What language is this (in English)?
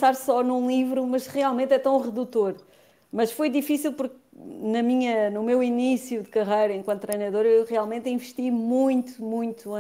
Portuguese